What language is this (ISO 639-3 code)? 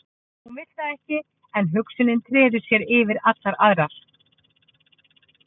isl